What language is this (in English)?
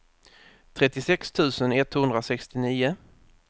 Swedish